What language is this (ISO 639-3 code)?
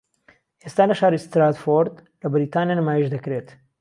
ckb